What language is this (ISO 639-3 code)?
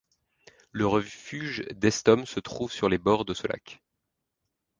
fra